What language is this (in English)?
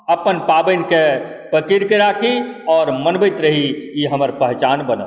Maithili